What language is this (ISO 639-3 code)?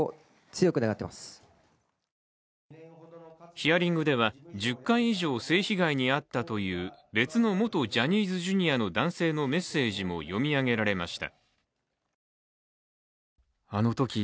jpn